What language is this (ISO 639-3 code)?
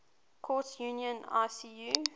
eng